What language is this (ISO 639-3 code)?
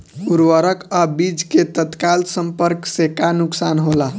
bho